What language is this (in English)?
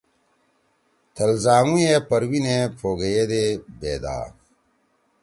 Torwali